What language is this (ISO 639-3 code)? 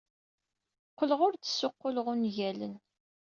kab